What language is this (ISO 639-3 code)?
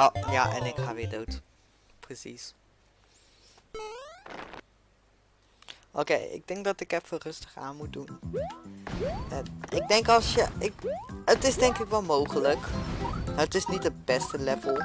nld